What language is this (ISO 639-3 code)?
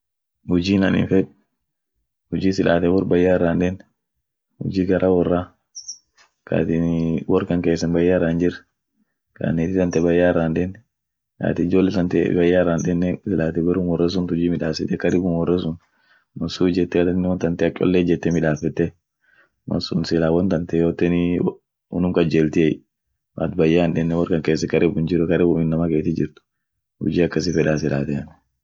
orc